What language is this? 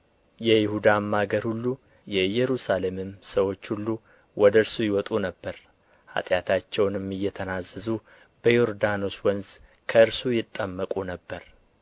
Amharic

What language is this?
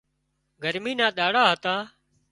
Wadiyara Koli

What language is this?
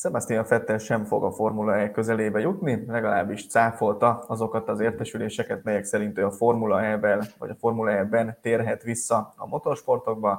Hungarian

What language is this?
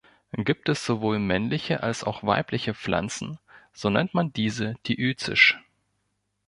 German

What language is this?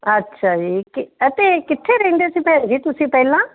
Punjabi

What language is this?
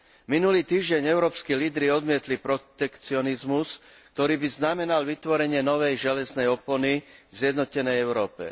Slovak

